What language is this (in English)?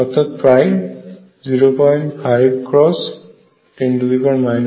Bangla